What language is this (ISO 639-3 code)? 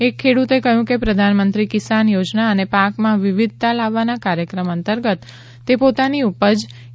guj